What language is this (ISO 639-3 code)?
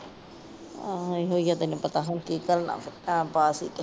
pan